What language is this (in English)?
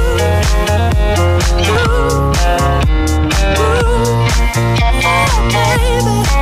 Greek